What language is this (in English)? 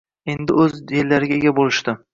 Uzbek